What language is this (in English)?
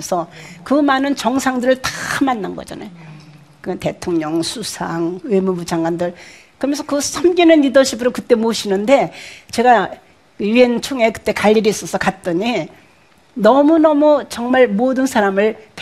Korean